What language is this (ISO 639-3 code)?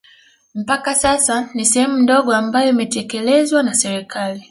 swa